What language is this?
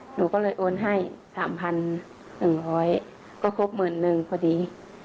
Thai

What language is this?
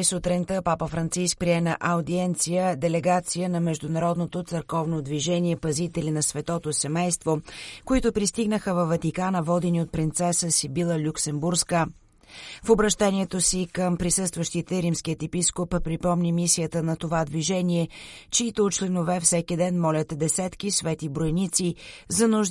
Bulgarian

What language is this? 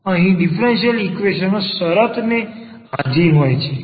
Gujarati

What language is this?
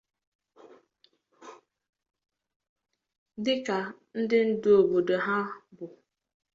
Igbo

